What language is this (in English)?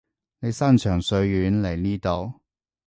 Cantonese